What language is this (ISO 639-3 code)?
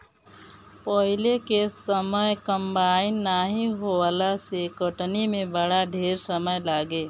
bho